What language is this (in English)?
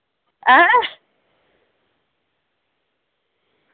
Dogri